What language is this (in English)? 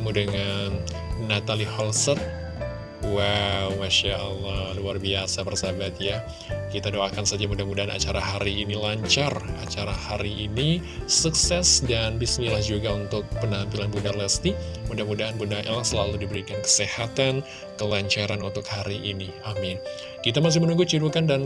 Indonesian